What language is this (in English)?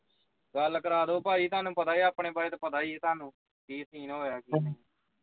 Punjabi